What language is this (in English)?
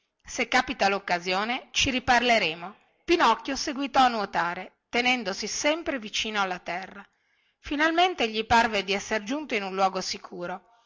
Italian